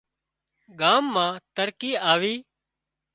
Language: Wadiyara Koli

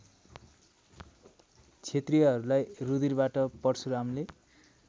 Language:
Nepali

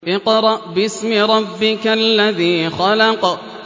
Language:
Arabic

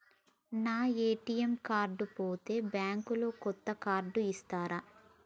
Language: Telugu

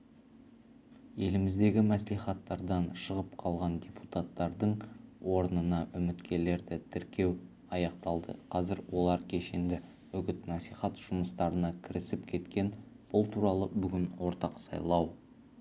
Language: Kazakh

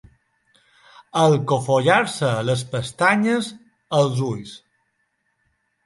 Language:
Catalan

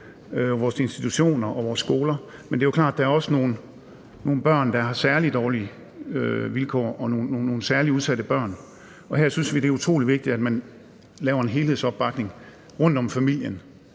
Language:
Danish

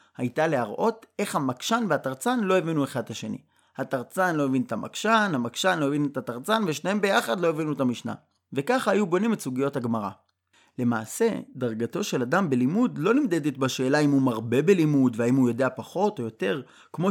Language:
Hebrew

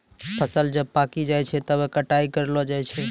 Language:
Maithili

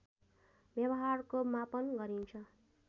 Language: Nepali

